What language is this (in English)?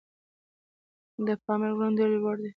Pashto